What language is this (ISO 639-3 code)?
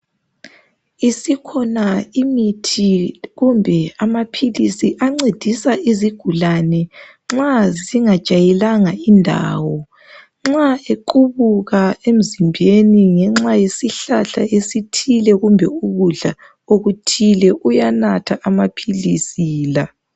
nde